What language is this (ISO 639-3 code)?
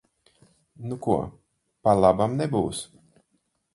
lav